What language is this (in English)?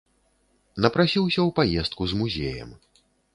Belarusian